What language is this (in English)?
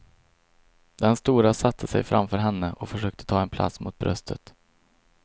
Swedish